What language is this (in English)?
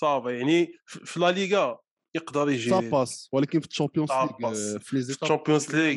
Arabic